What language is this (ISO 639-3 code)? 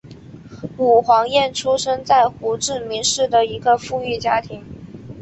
zho